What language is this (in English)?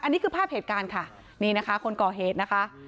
Thai